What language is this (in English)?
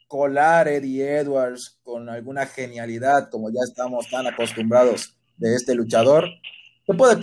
Spanish